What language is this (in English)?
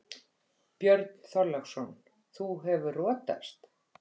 Icelandic